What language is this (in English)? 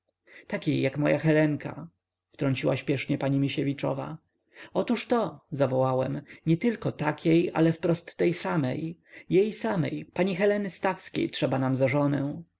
Polish